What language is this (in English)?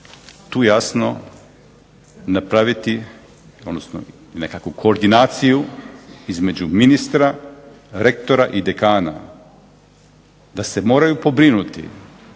Croatian